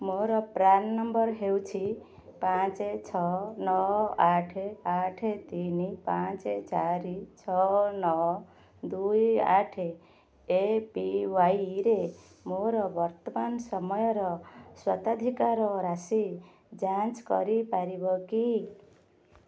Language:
Odia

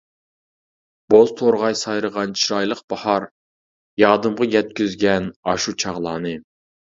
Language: Uyghur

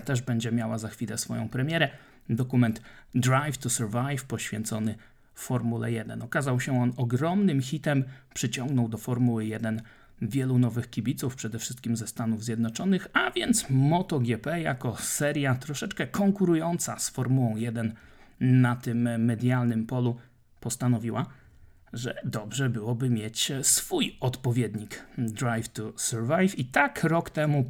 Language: Polish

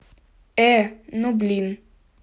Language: Russian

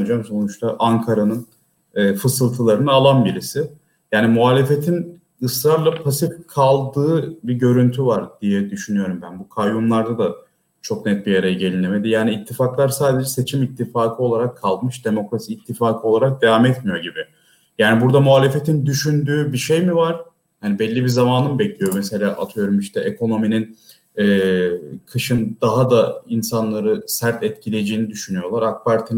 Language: Turkish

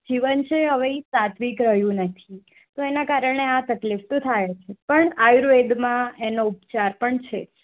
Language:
Gujarati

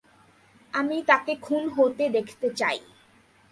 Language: Bangla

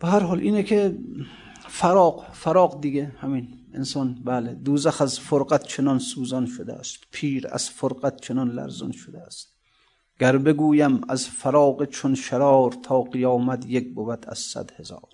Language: Persian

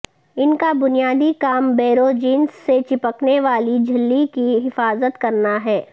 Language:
Urdu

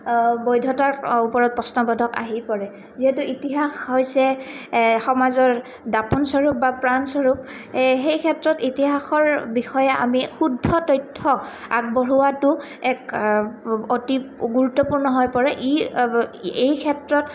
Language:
Assamese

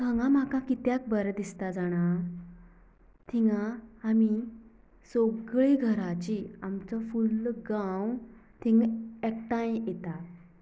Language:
Konkani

